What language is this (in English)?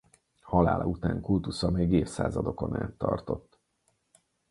Hungarian